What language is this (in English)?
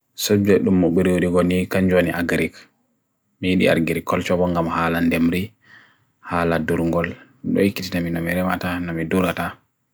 Bagirmi Fulfulde